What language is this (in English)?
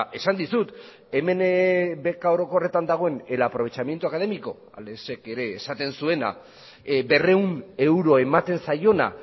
Basque